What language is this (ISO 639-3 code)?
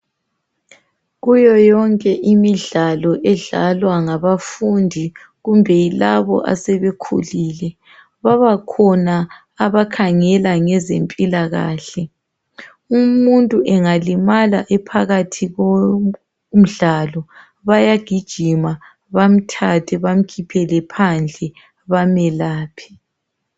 nde